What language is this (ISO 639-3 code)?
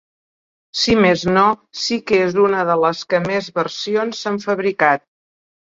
cat